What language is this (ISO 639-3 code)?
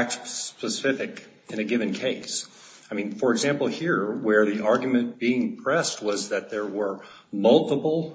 eng